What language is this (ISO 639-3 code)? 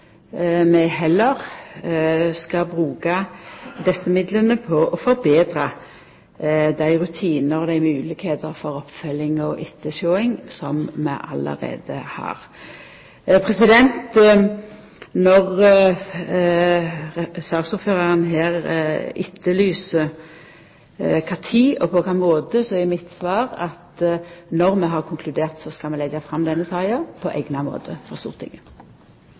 nno